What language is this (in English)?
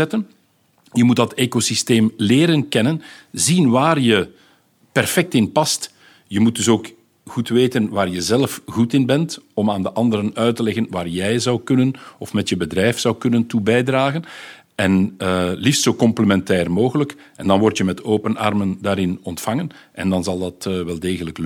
Dutch